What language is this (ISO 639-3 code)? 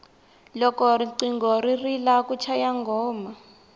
tso